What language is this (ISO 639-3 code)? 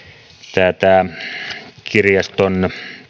fin